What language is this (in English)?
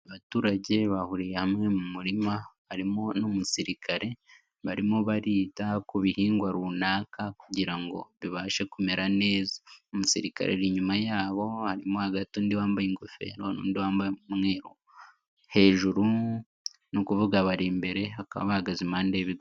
Kinyarwanda